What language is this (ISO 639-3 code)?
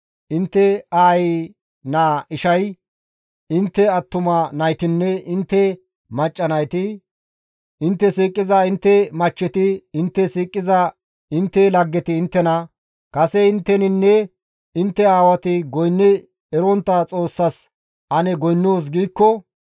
gmv